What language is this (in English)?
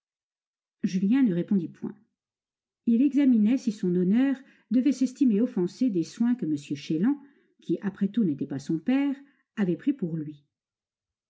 French